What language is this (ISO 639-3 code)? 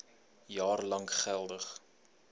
afr